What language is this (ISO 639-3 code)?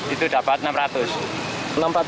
ind